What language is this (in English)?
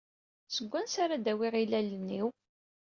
Kabyle